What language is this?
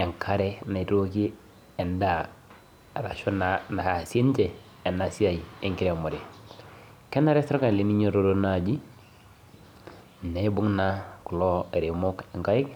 Masai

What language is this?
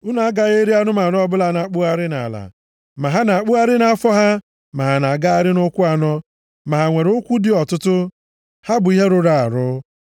Igbo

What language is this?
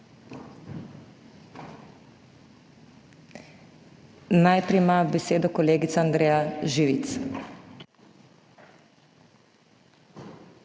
Slovenian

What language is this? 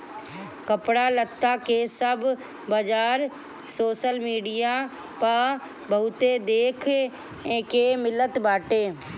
Bhojpuri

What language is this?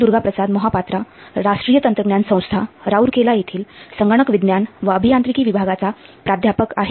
Marathi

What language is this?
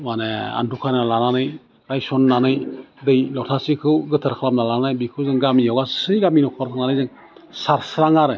Bodo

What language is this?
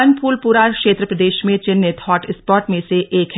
Hindi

